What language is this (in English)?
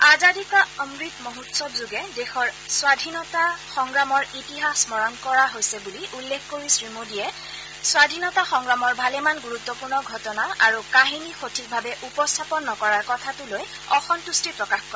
Assamese